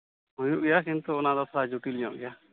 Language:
Santali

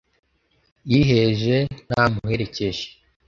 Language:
Kinyarwanda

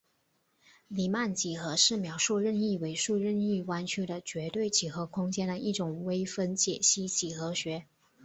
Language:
Chinese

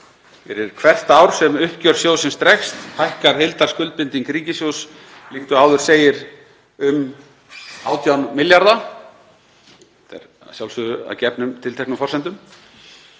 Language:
Icelandic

